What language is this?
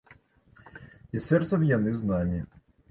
Belarusian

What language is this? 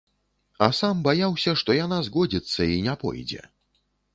Belarusian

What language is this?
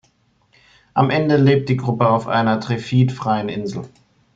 German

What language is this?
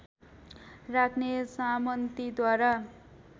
Nepali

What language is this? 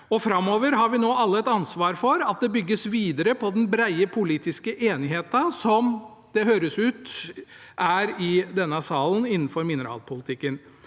Norwegian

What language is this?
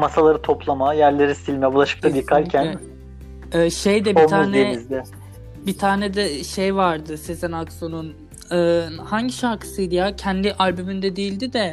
Turkish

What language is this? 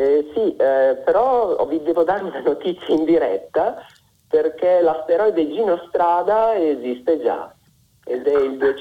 Italian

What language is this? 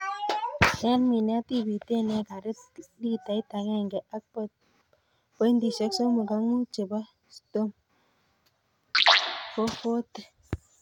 Kalenjin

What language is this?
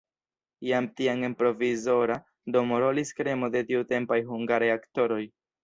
Esperanto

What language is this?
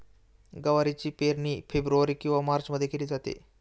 Marathi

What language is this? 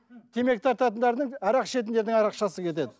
Kazakh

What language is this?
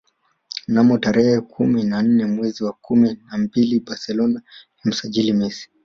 Swahili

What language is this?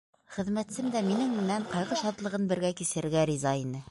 Bashkir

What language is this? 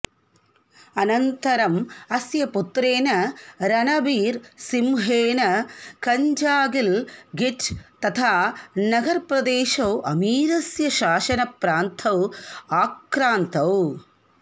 Sanskrit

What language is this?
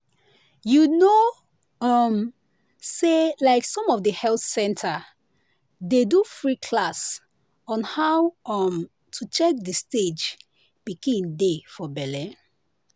Nigerian Pidgin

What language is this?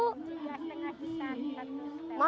Indonesian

